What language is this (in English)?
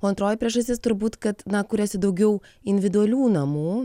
Lithuanian